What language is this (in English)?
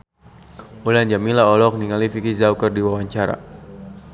Sundanese